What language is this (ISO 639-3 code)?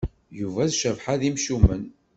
kab